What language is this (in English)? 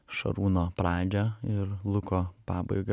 Lithuanian